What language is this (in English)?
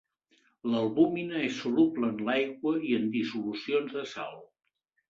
Catalan